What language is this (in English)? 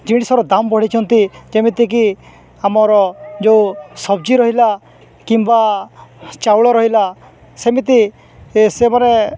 Odia